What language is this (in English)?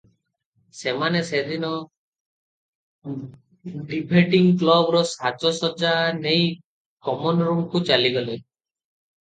Odia